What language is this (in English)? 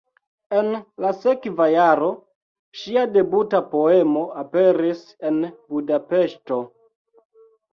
Esperanto